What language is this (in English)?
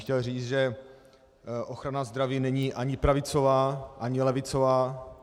Czech